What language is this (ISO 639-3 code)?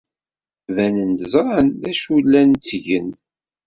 kab